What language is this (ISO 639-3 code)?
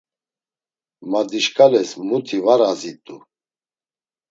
lzz